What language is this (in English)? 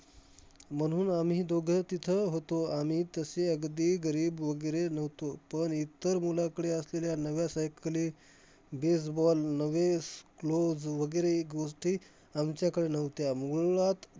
Marathi